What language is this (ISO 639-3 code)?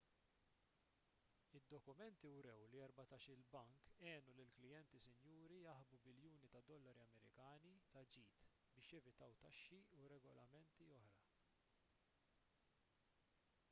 mlt